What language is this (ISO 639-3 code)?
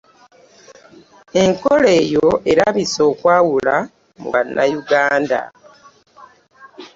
lug